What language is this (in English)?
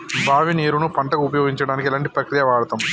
Telugu